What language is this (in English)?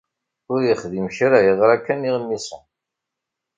Kabyle